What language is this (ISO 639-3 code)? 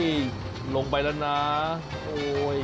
tha